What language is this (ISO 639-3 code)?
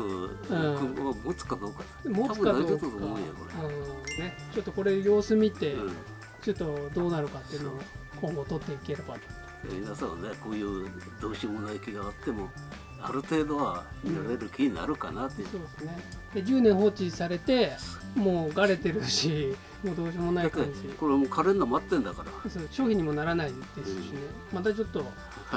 jpn